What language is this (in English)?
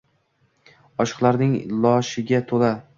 Uzbek